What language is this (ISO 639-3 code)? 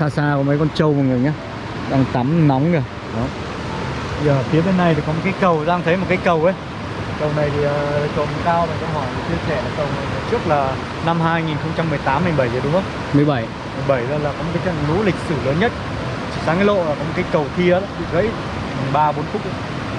vie